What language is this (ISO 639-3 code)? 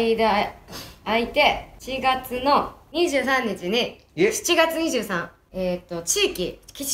jpn